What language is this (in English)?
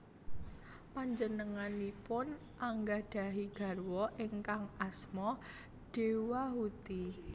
Javanese